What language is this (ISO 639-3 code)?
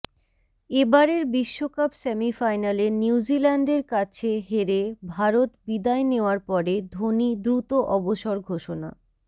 ben